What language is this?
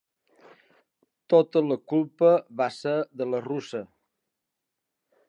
Catalan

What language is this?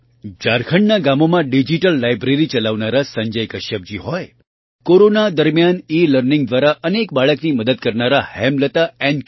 Gujarati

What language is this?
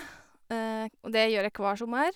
Norwegian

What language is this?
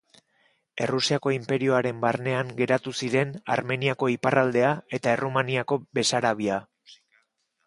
Basque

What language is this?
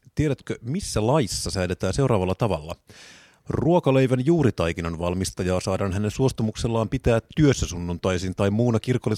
Finnish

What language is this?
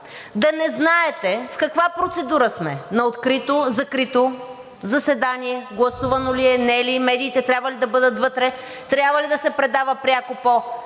Bulgarian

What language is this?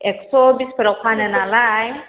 Bodo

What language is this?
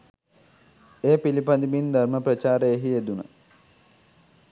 Sinhala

